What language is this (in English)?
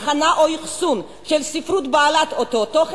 Hebrew